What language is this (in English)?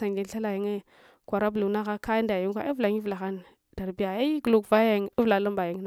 Hwana